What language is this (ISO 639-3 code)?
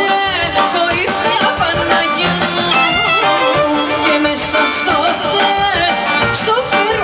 ara